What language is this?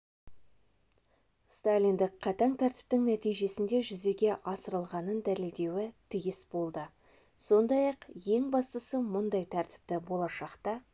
Kazakh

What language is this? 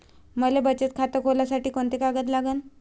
Marathi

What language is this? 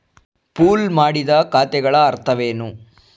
Kannada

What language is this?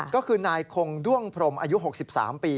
Thai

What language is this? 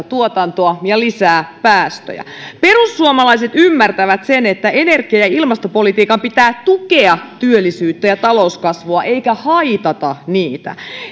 Finnish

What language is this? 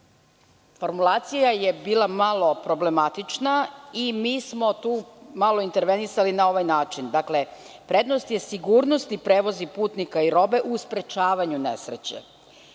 Serbian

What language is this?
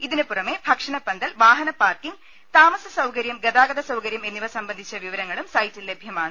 Malayalam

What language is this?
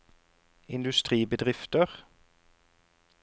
Norwegian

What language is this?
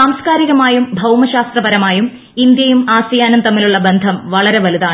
Malayalam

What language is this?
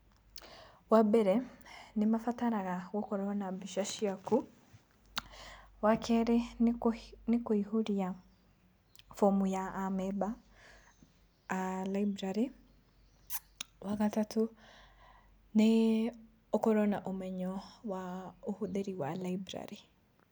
Kikuyu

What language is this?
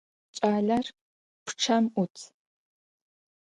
Adyghe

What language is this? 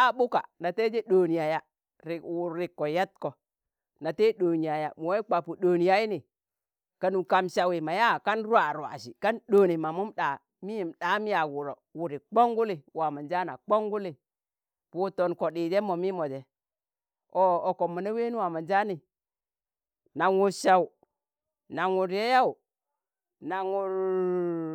Tangale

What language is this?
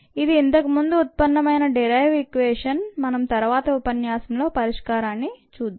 Telugu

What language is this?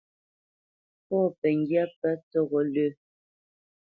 Bamenyam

